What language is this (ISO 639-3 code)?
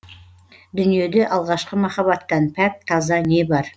kaz